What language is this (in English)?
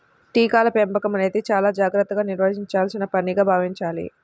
Telugu